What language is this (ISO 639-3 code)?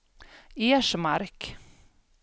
swe